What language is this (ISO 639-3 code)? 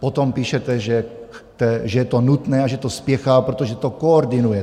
ces